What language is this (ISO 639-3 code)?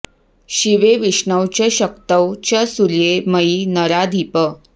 san